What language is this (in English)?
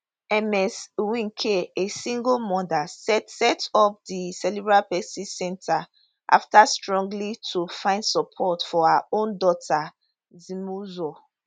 Nigerian Pidgin